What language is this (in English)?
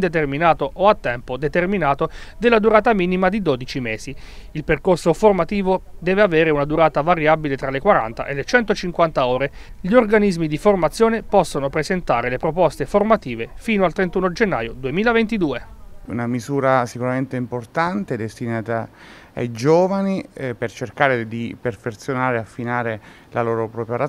Italian